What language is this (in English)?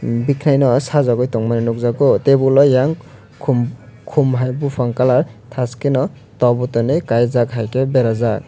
Kok Borok